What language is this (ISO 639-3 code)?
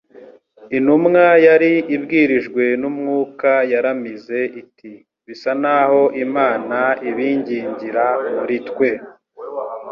kin